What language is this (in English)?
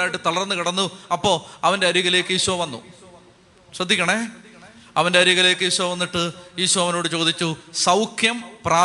Malayalam